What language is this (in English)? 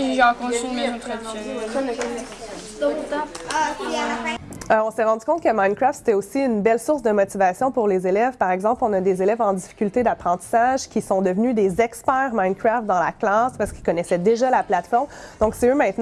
French